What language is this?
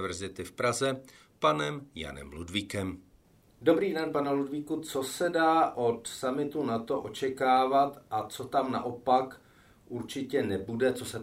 Czech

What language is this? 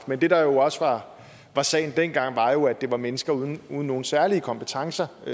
Danish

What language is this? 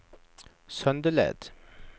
Norwegian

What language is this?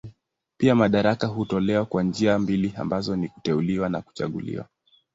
Swahili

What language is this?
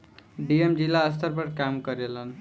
Bhojpuri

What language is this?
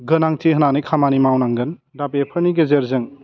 Bodo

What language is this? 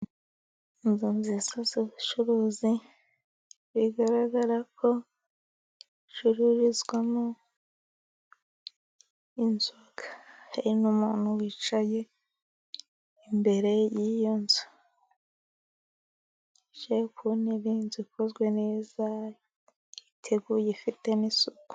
Kinyarwanda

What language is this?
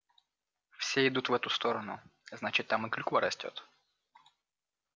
Russian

